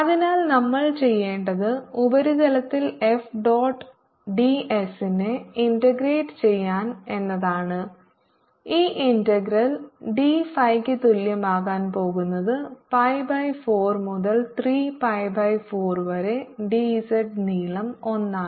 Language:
Malayalam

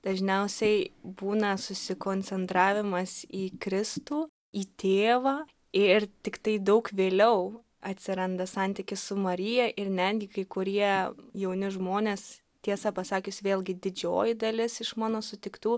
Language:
Lithuanian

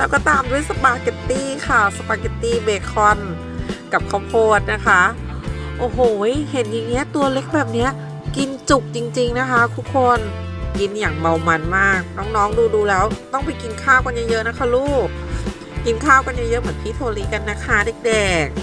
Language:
Thai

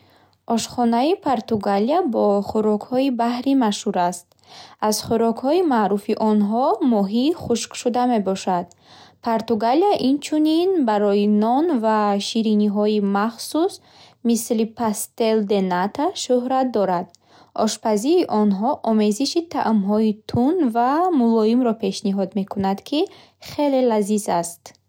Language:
Bukharic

